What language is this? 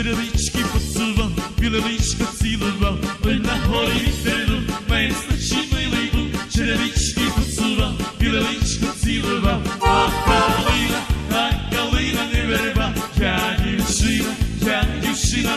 Ukrainian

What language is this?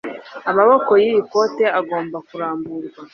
Kinyarwanda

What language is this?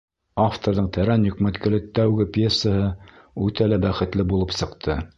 Bashkir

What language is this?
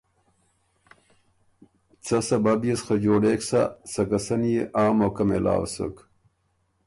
Ormuri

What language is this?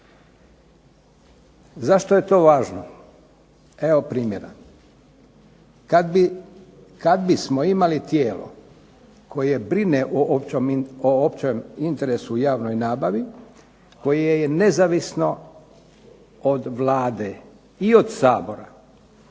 Croatian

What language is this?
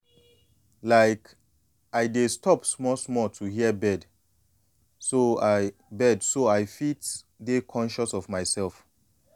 Nigerian Pidgin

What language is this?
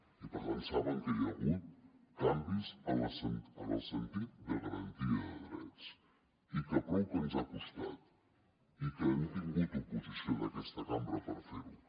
Catalan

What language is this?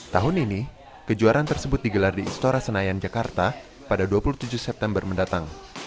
Indonesian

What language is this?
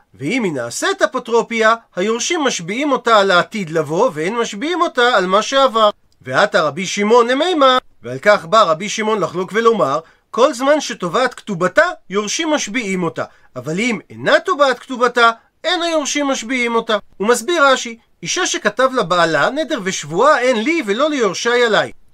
Hebrew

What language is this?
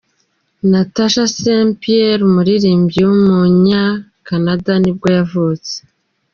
Kinyarwanda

